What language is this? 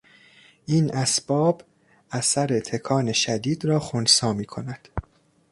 Persian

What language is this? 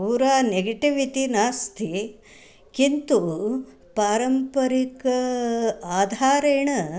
Sanskrit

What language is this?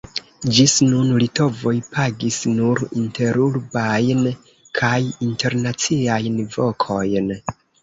Esperanto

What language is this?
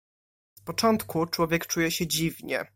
Polish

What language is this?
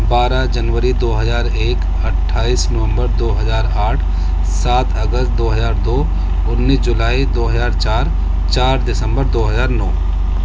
Urdu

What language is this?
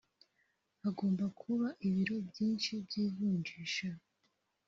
Kinyarwanda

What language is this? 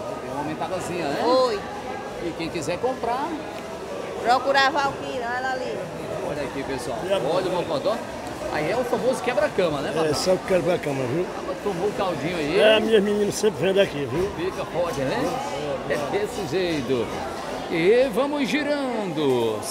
Portuguese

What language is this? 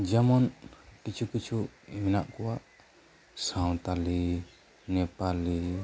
Santali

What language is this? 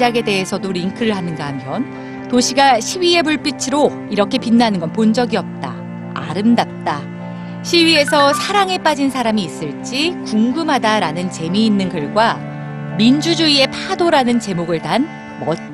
Korean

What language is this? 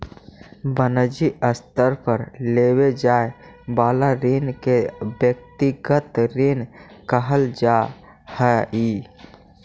Magahi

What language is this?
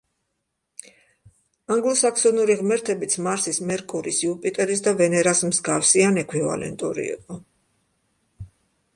Georgian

